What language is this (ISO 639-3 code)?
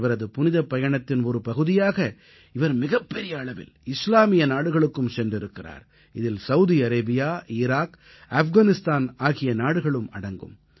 tam